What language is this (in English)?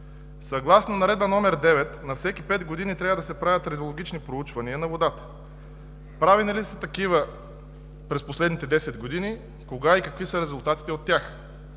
Bulgarian